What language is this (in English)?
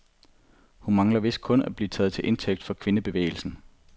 Danish